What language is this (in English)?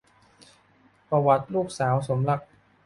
Thai